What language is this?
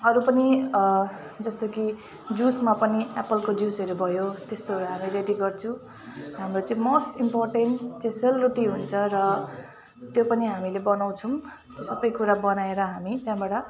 Nepali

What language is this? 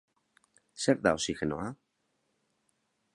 Basque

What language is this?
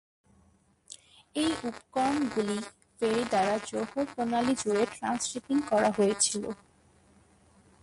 Bangla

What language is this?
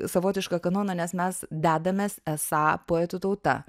Lithuanian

